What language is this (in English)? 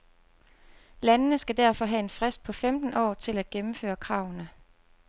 Danish